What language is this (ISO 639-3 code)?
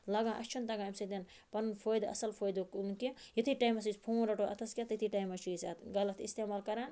kas